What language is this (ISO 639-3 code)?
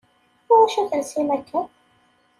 kab